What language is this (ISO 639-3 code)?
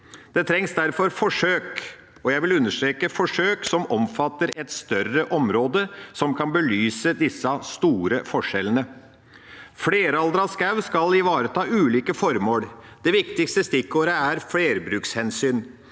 nor